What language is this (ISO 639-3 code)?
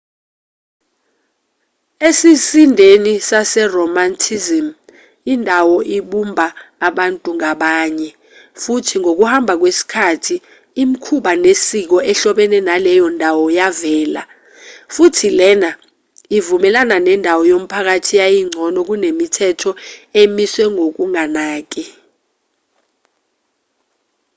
zul